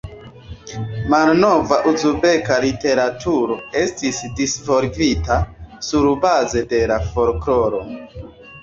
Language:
Esperanto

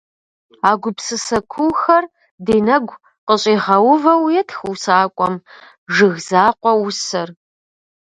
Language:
Kabardian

